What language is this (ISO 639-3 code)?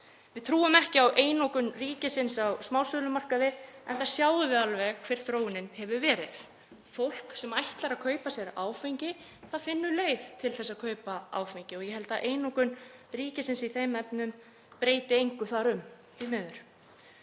isl